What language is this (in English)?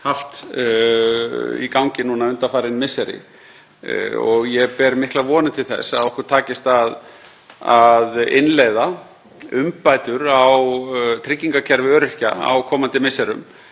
Icelandic